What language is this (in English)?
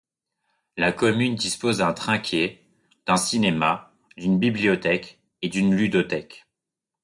French